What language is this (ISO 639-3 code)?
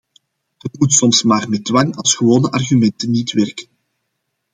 nld